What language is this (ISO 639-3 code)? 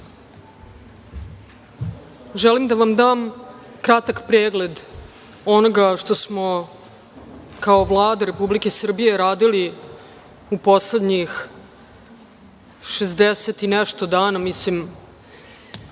srp